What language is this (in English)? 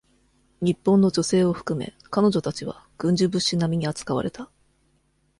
Japanese